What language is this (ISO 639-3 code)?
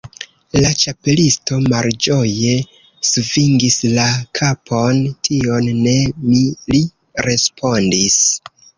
epo